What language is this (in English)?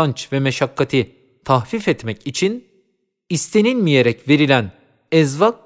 Turkish